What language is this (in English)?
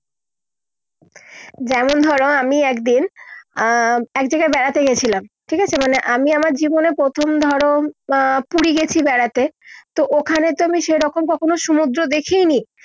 Bangla